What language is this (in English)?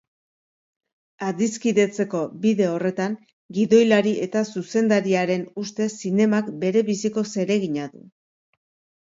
Basque